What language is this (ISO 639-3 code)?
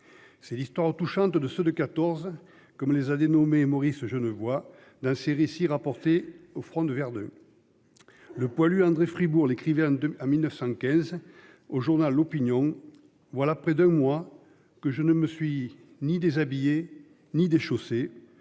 fra